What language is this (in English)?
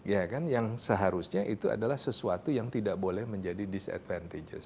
Indonesian